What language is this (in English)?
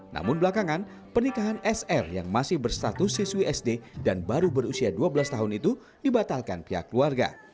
Indonesian